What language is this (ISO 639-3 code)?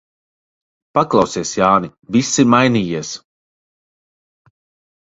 lav